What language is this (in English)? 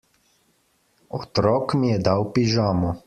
Slovenian